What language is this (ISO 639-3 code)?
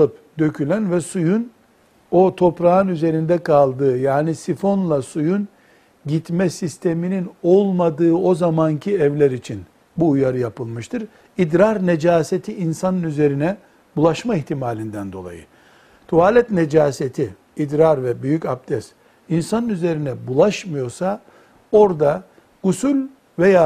tur